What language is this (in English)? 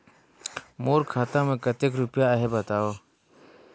Chhattisgarhi